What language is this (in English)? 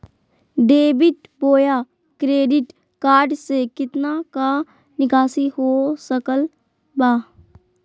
Magahi